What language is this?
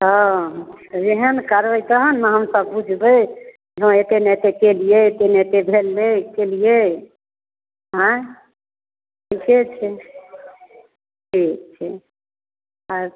Maithili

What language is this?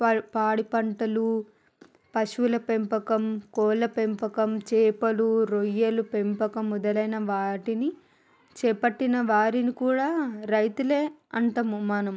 Telugu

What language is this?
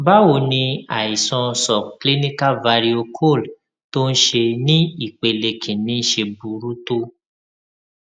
Yoruba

